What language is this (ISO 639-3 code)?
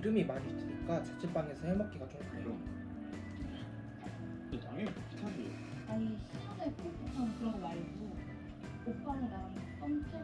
kor